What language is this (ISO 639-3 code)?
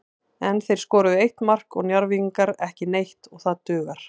isl